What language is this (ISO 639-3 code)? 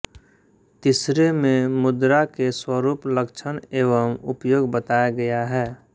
hin